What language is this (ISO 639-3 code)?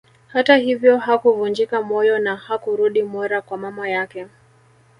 swa